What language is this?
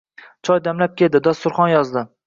Uzbek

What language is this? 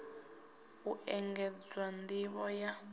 Venda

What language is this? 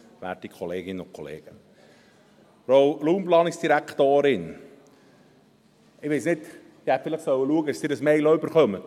Swiss German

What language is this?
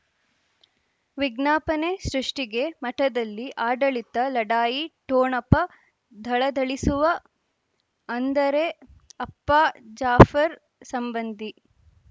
Kannada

